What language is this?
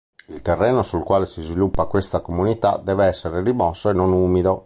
Italian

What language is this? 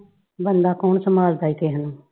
Punjabi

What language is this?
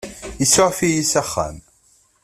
Kabyle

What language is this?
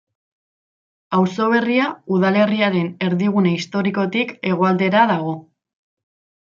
Basque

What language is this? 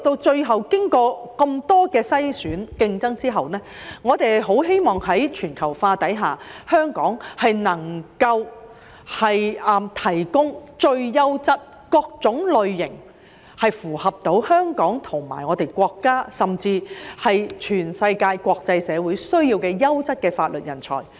Cantonese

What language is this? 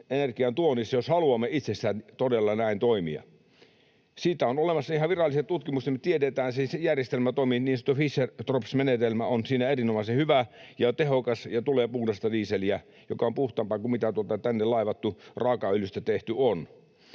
Finnish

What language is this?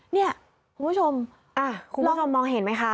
Thai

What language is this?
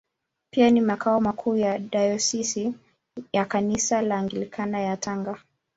Swahili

